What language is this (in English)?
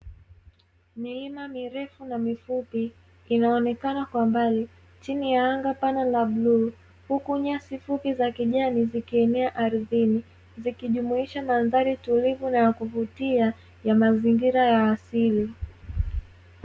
Swahili